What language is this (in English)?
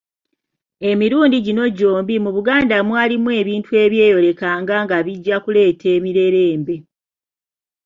Ganda